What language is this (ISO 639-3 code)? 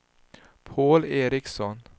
swe